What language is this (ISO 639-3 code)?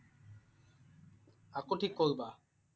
asm